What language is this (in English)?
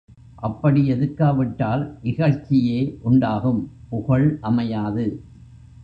Tamil